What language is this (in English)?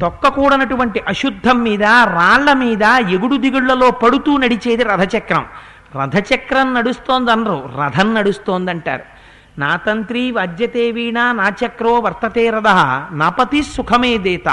Telugu